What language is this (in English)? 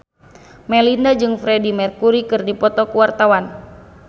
Sundanese